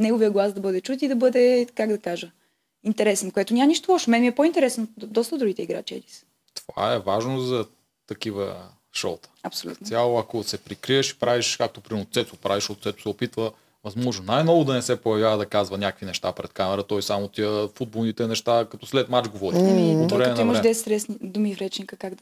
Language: Bulgarian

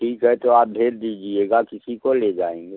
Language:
Hindi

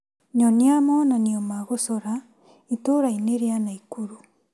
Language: Kikuyu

